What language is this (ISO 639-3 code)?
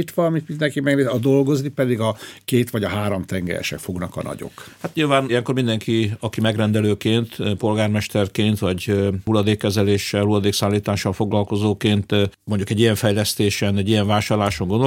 hun